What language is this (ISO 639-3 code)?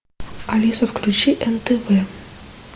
rus